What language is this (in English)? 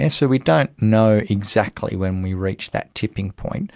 English